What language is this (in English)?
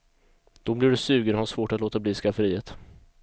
Swedish